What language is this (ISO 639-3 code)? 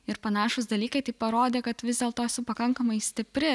lit